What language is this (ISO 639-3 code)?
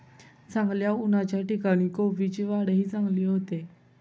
mar